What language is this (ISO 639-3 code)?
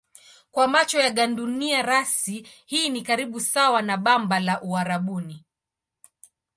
swa